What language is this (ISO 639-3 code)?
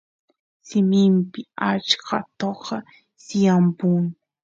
qus